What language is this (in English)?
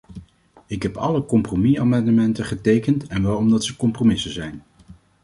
Dutch